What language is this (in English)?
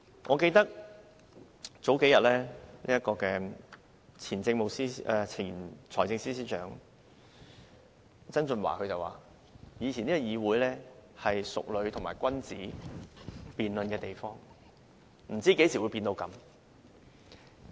Cantonese